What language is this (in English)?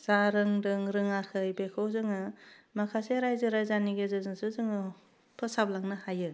Bodo